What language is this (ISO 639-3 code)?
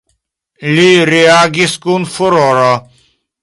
epo